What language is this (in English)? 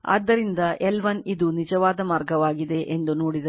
Kannada